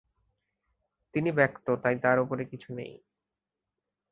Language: Bangla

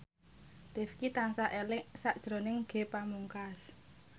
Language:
Javanese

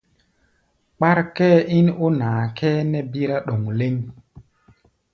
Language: Gbaya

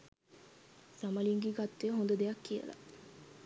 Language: Sinhala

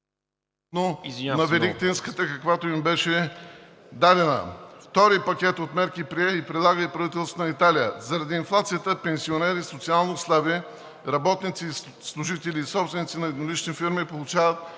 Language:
Bulgarian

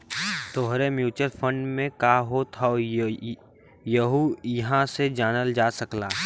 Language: Bhojpuri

